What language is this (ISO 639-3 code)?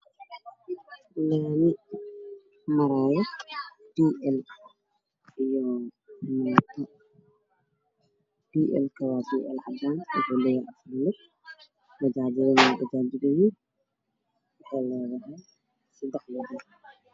som